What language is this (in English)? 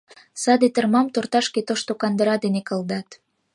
Mari